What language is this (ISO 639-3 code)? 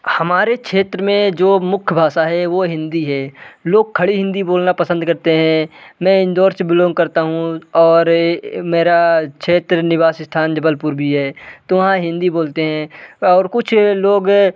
hin